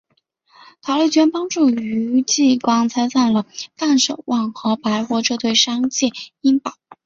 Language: Chinese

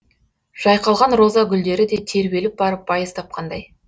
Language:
Kazakh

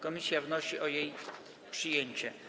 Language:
Polish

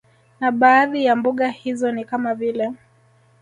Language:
Swahili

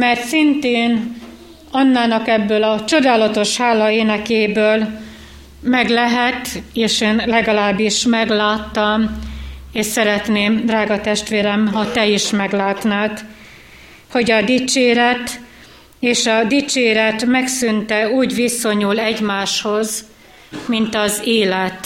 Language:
Hungarian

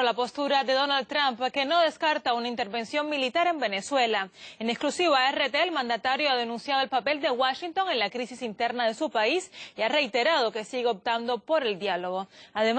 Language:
Spanish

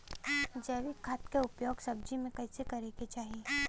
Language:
Bhojpuri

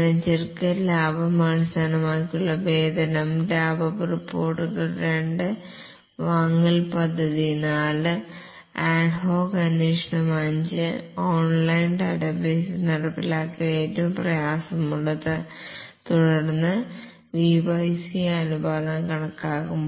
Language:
Malayalam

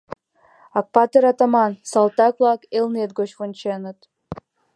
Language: Mari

